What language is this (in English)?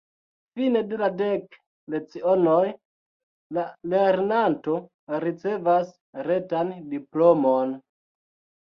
Esperanto